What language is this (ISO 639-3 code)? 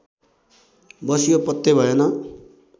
nep